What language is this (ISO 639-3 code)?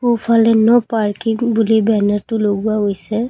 asm